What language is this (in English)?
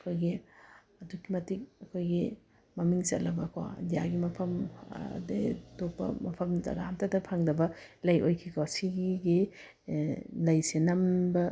Manipuri